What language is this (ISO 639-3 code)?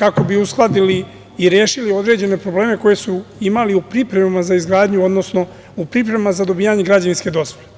srp